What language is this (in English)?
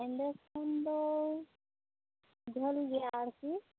Santali